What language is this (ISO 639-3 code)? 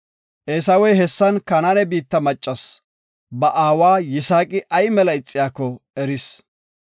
gof